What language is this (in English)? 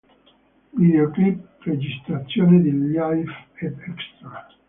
Italian